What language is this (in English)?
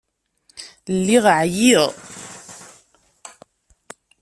Kabyle